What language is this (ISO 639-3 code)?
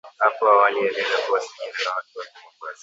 swa